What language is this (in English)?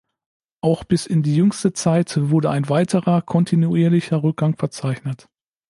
German